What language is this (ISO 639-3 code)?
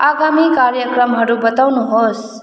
nep